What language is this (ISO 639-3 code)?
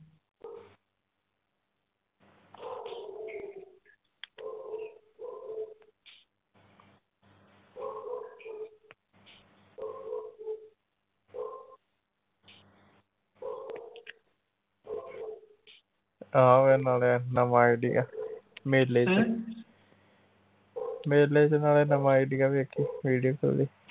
pan